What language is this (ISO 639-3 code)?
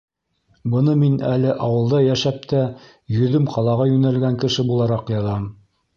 bak